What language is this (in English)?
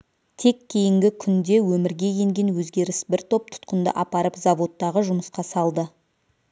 Kazakh